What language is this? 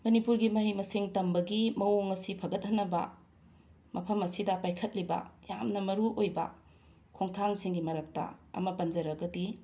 Manipuri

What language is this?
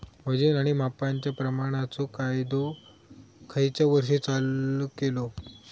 Marathi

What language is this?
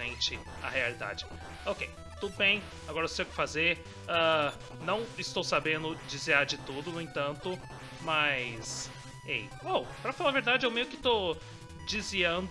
Portuguese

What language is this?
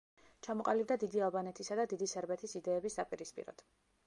Georgian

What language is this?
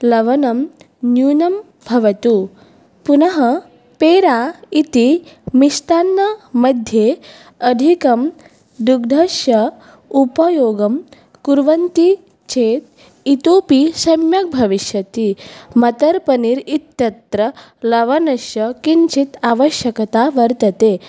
Sanskrit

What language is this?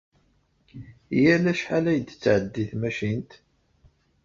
Kabyle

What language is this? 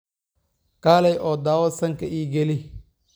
Somali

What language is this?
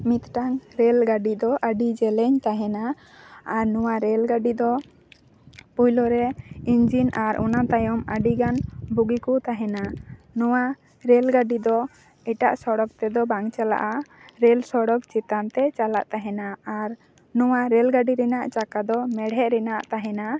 Santali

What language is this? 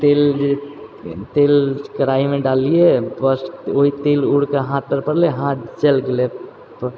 Maithili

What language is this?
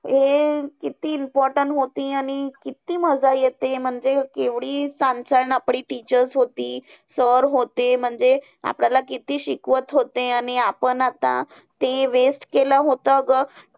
Marathi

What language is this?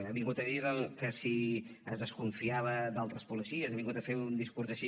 Catalan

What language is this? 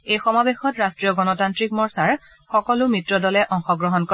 Assamese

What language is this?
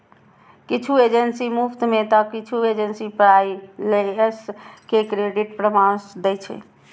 Maithili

